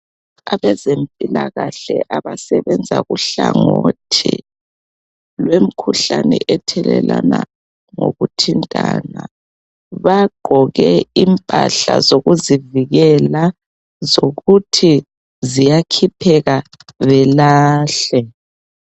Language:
North Ndebele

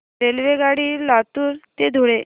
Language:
Marathi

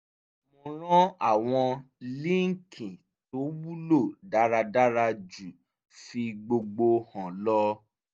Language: Yoruba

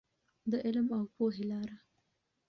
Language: Pashto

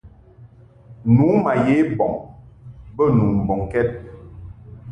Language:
Mungaka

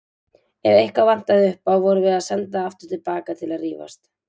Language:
Icelandic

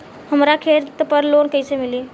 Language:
Bhojpuri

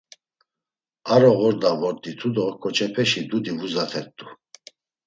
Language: Laz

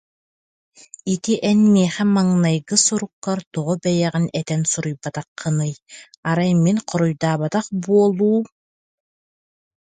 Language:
Yakut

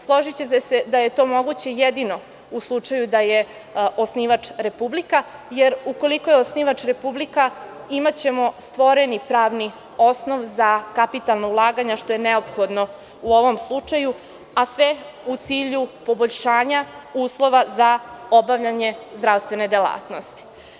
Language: Serbian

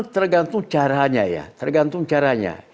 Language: Indonesian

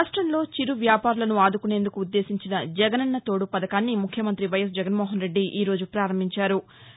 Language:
Telugu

